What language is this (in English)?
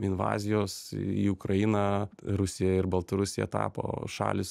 Lithuanian